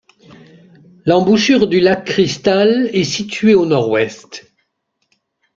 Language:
French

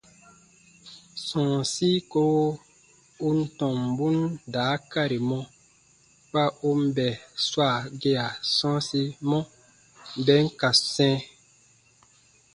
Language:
Baatonum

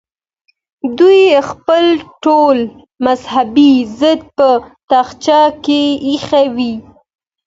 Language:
Pashto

